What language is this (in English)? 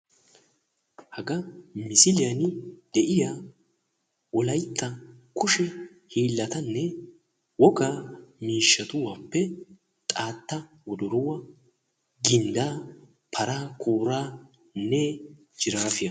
Wolaytta